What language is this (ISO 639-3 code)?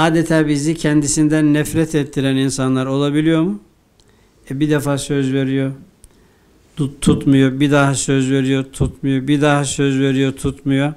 tur